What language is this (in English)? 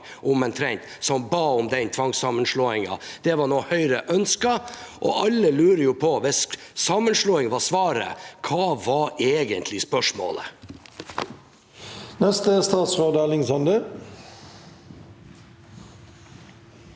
Norwegian